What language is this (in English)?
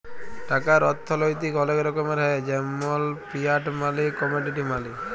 Bangla